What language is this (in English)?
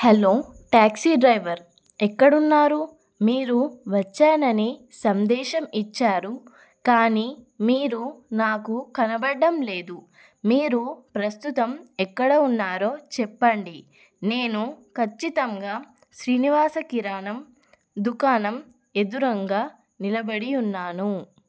Telugu